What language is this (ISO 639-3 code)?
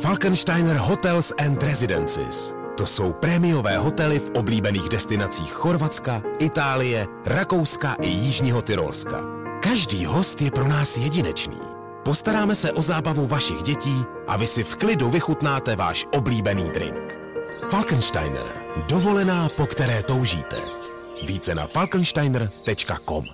ces